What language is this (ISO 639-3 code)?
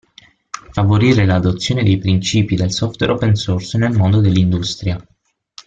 ita